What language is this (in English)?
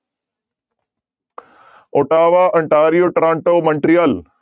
Punjabi